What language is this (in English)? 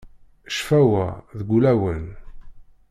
Kabyle